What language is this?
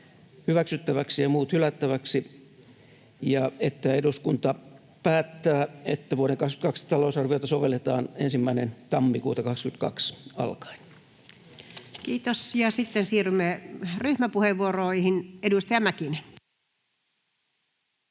Finnish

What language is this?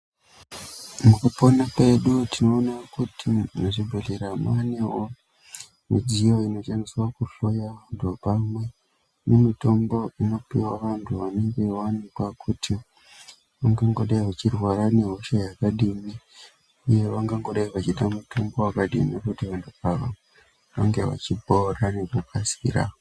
Ndau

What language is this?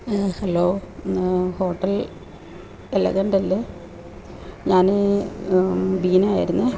Malayalam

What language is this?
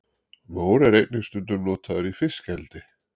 Icelandic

